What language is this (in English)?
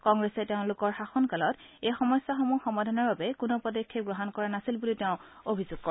Assamese